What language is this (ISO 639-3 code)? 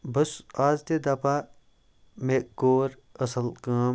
kas